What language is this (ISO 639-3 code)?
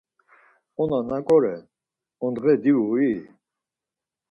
lzz